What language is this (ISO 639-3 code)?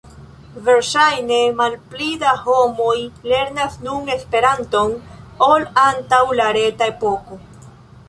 epo